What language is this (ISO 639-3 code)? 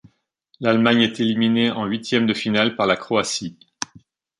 fra